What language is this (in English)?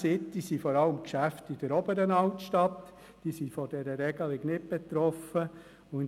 Swiss German